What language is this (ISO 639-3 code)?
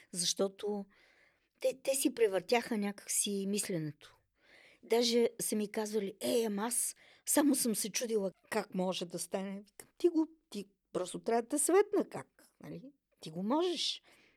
bul